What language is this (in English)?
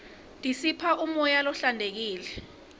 Swati